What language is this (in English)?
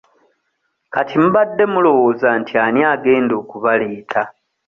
Ganda